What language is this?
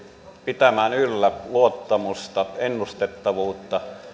Finnish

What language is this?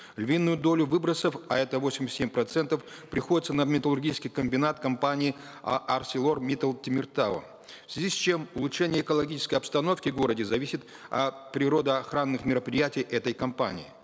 Kazakh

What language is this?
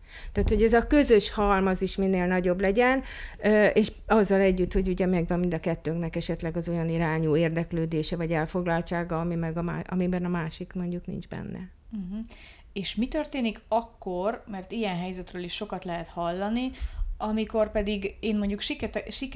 Hungarian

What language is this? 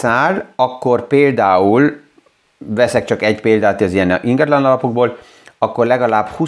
Hungarian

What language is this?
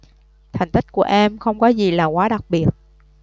Vietnamese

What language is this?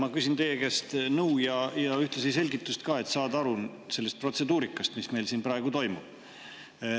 Estonian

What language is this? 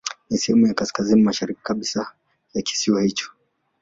Swahili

